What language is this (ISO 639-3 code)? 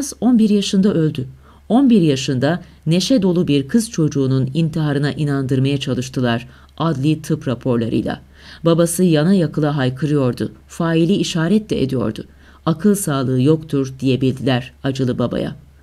tur